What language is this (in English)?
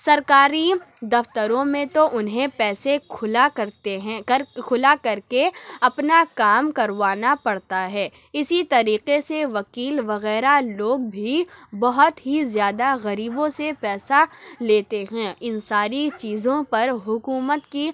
Urdu